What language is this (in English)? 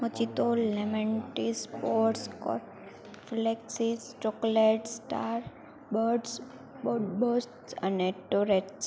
Gujarati